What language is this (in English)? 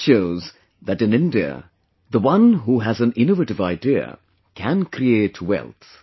English